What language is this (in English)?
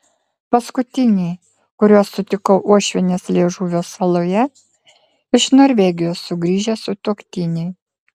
Lithuanian